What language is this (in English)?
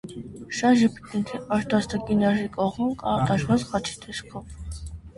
Armenian